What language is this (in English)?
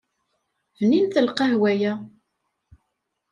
Kabyle